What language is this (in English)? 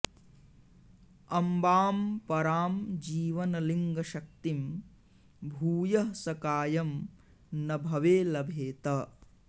Sanskrit